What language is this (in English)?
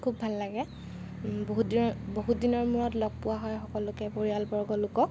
Assamese